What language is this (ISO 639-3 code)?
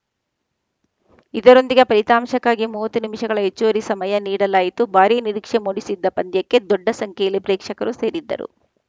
kan